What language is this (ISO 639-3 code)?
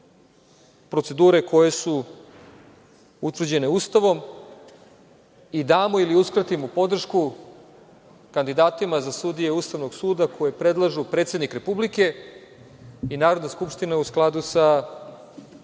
srp